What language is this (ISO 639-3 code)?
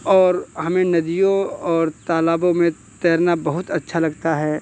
hin